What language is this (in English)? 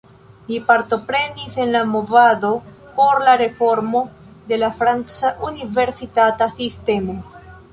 Esperanto